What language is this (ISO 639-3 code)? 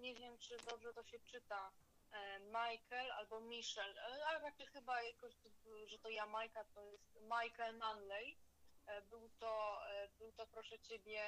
pol